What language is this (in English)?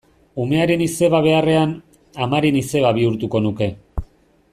Basque